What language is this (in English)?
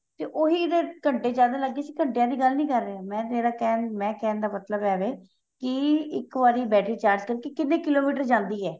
Punjabi